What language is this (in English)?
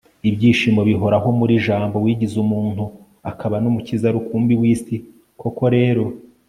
Kinyarwanda